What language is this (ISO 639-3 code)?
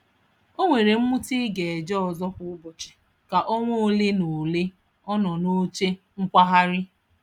ibo